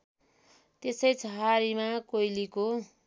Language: Nepali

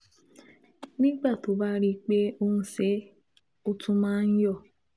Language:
Yoruba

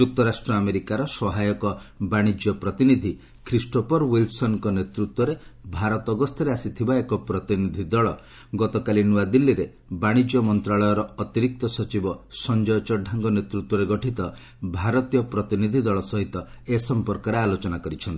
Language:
Odia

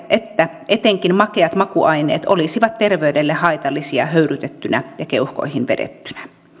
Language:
Finnish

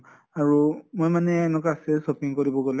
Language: Assamese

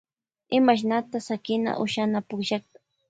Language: Loja Highland Quichua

